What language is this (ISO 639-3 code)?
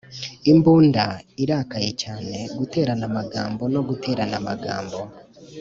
kin